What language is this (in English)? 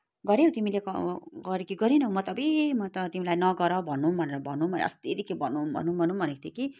Nepali